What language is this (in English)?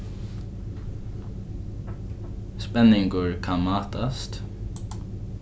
Faroese